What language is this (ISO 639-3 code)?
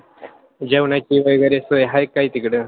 mar